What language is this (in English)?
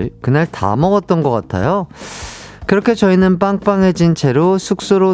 Korean